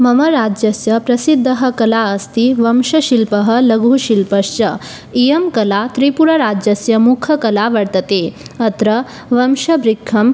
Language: Sanskrit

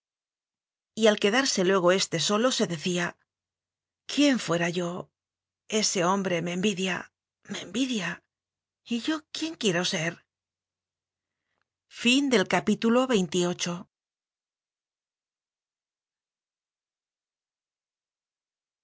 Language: Spanish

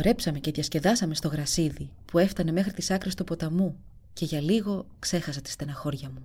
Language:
Greek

